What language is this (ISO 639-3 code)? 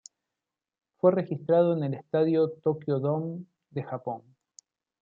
spa